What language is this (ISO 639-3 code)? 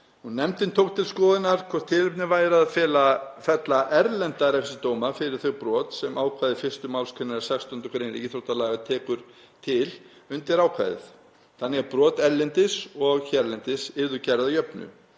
isl